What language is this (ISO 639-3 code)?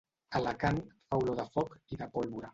cat